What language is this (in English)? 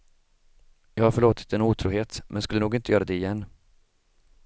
Swedish